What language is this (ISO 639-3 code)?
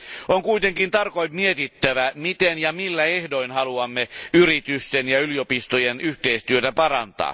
fin